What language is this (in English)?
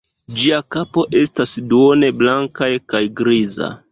Esperanto